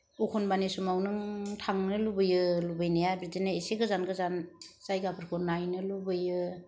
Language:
Bodo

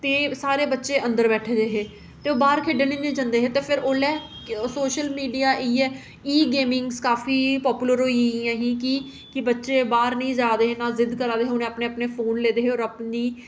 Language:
Dogri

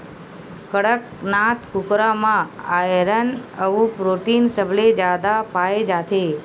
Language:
Chhattisgarhi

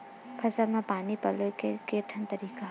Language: Chhattisgarhi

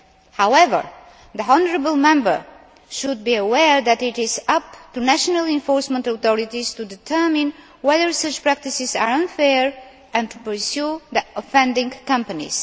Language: English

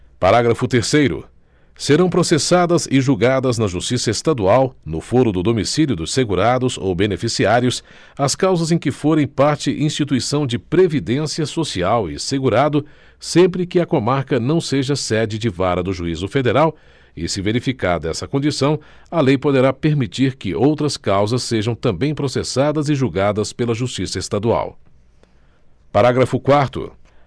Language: Portuguese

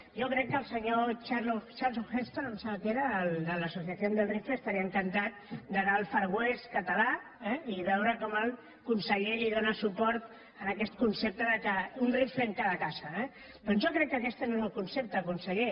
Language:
Catalan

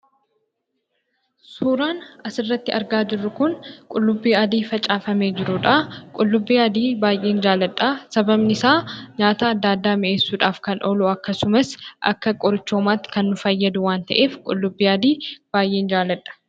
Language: Oromo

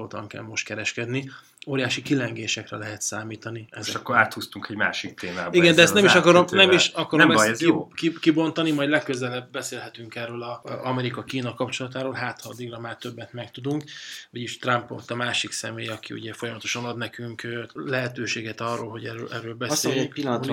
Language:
Hungarian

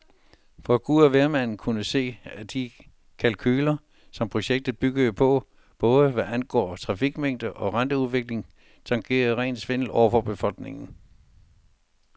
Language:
Danish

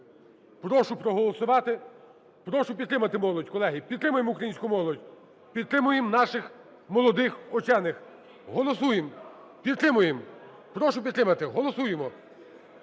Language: Ukrainian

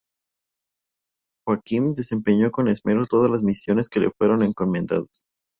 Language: Spanish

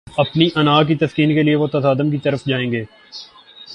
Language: Urdu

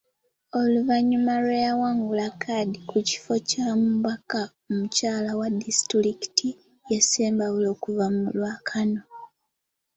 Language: Ganda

